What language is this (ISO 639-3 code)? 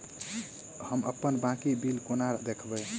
mai